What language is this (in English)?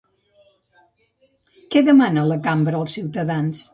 Catalan